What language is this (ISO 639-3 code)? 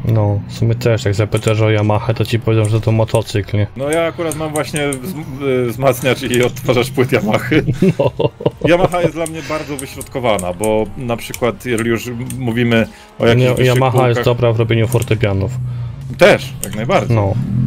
pol